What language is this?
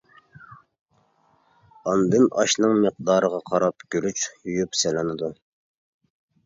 Uyghur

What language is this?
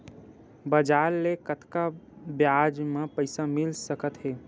Chhattisgarhi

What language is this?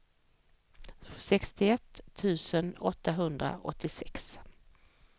Swedish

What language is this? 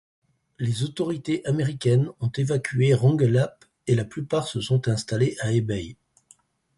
French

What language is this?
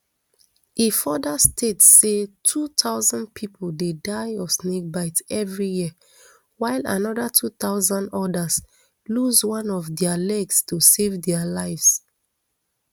Nigerian Pidgin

